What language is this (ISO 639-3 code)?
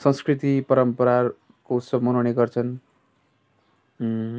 nep